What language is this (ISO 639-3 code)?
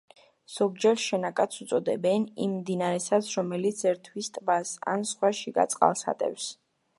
kat